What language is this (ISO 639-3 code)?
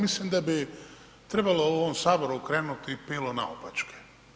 hrv